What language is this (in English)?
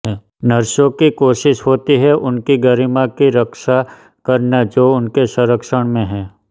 Hindi